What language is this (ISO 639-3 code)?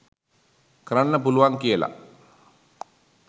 sin